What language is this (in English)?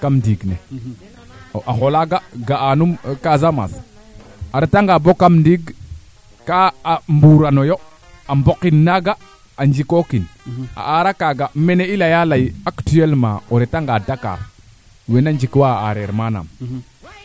Serer